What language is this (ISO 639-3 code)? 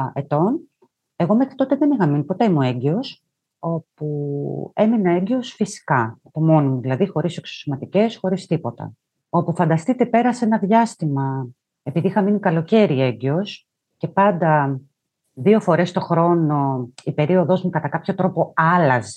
ell